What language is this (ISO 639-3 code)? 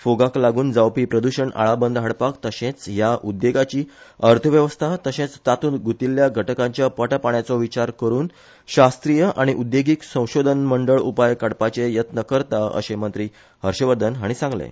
kok